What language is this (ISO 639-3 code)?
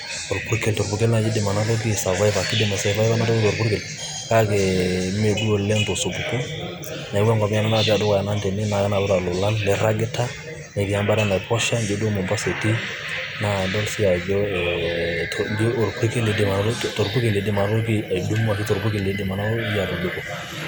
mas